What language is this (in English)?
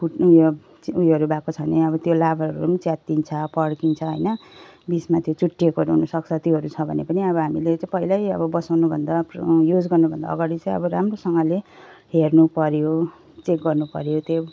Nepali